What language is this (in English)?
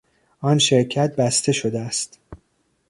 Persian